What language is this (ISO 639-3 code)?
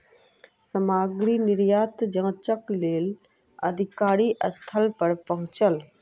mai